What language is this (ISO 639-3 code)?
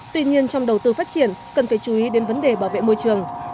vie